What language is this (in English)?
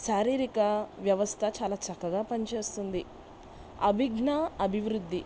Telugu